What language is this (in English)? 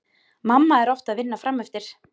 Icelandic